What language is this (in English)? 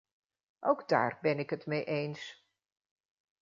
Dutch